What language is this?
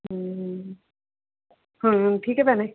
Punjabi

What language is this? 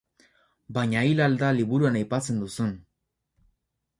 Basque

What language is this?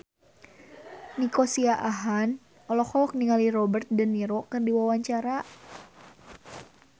Sundanese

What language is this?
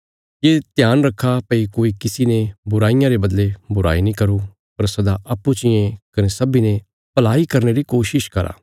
Bilaspuri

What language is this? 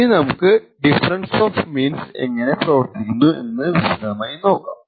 Malayalam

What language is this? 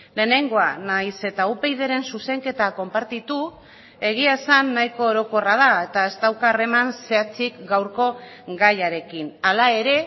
Basque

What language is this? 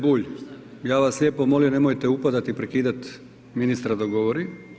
Croatian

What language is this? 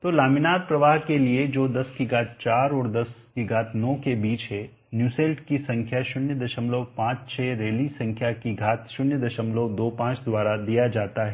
Hindi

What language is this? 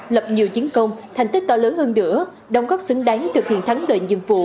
Vietnamese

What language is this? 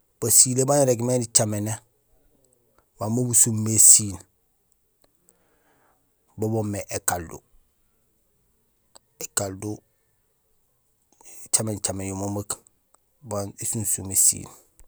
Gusilay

